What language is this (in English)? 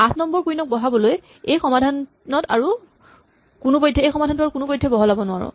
Assamese